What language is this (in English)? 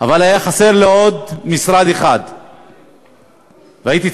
Hebrew